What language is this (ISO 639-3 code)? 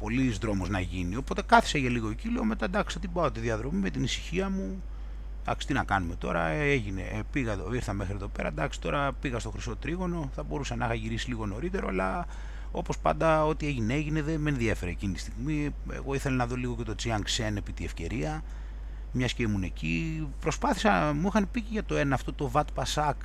ell